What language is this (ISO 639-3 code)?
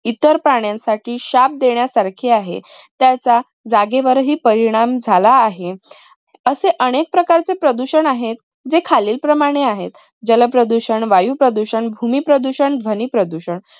mar